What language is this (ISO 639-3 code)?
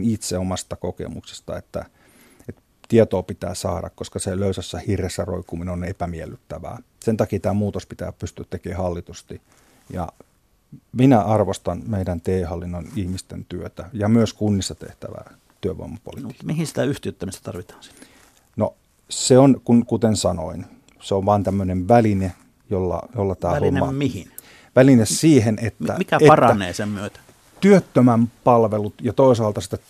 fin